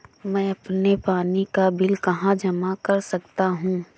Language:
Hindi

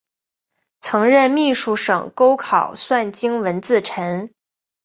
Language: Chinese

